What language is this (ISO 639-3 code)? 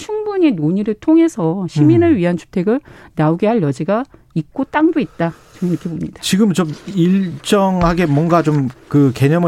kor